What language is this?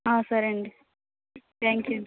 Telugu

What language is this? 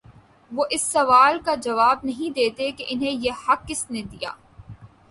Urdu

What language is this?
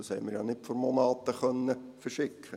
Swiss German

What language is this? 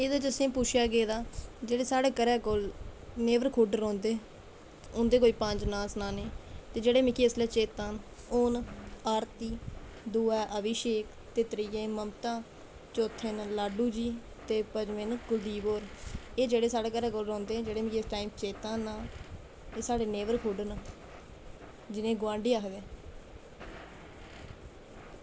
Dogri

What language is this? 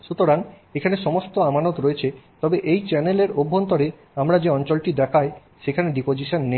Bangla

